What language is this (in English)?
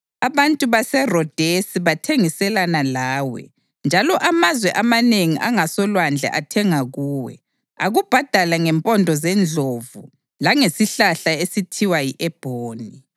North Ndebele